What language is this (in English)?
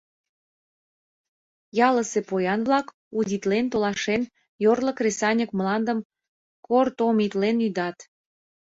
Mari